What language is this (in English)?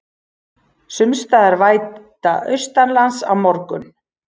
Icelandic